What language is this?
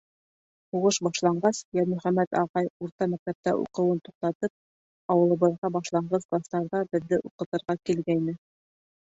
Bashkir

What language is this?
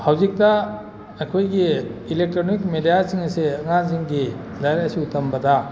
Manipuri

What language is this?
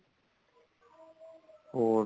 Punjabi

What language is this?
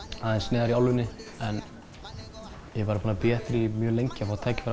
Icelandic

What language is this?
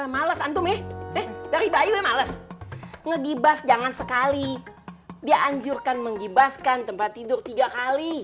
Indonesian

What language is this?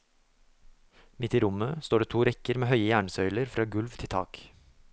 Norwegian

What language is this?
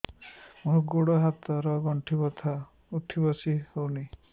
Odia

